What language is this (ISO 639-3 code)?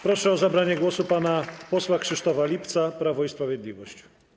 pol